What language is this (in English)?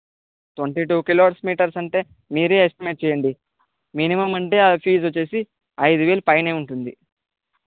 Telugu